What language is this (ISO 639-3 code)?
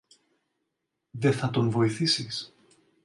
ell